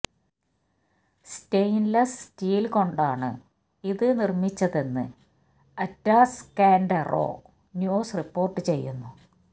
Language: Malayalam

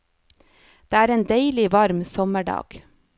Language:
Norwegian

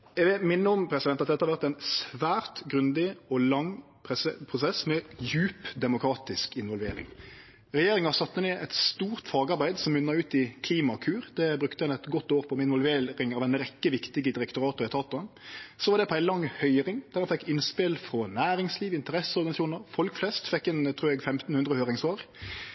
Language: Norwegian Nynorsk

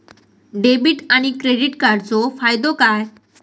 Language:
Marathi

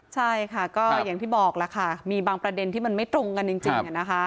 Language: Thai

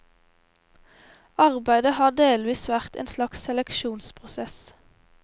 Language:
Norwegian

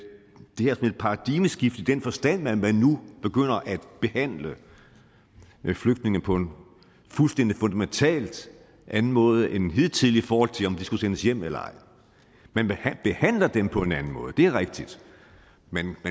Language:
Danish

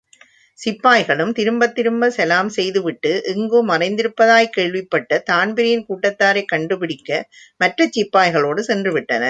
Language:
Tamil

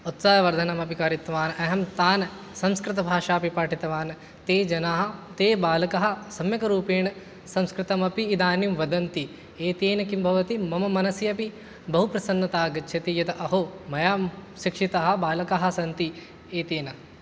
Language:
Sanskrit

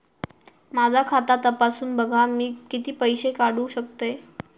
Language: Marathi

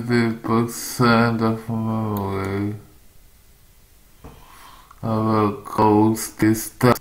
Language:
English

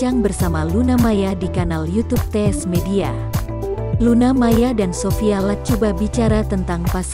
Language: Indonesian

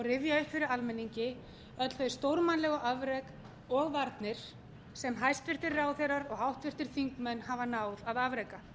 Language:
Icelandic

